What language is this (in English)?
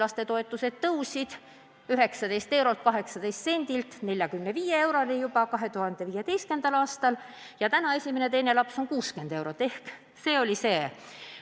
Estonian